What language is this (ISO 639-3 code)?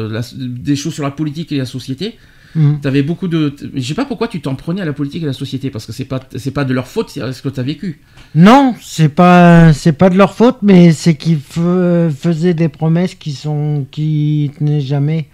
fra